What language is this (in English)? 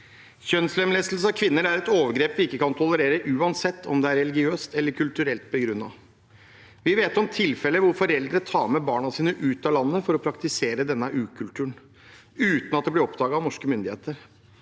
Norwegian